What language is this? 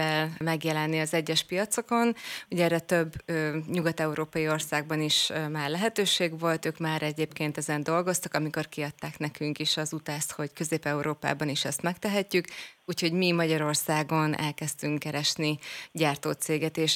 Hungarian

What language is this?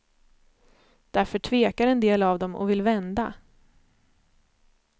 Swedish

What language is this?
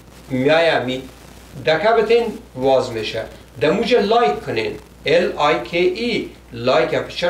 Persian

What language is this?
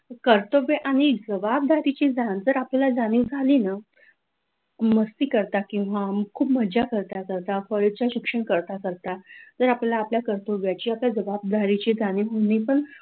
Marathi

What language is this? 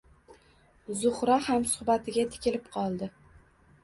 Uzbek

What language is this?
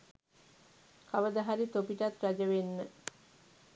Sinhala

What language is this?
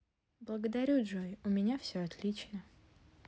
Russian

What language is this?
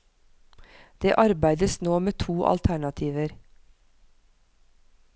Norwegian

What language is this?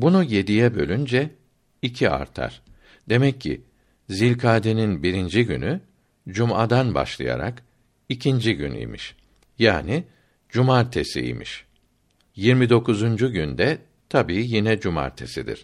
Turkish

